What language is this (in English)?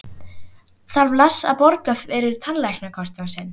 Icelandic